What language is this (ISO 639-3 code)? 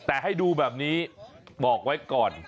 tha